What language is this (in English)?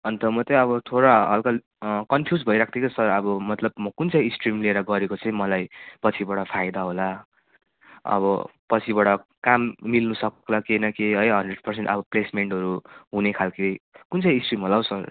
Nepali